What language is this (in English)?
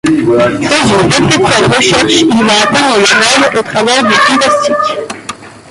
French